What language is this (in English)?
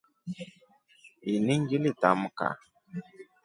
Rombo